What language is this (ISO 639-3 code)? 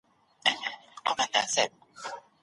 pus